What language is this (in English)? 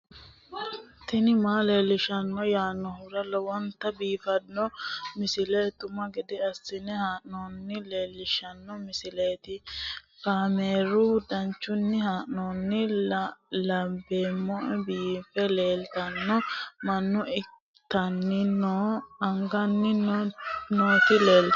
Sidamo